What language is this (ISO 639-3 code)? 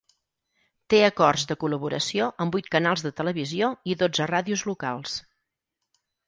cat